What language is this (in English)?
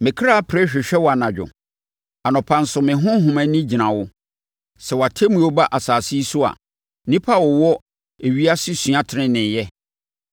Akan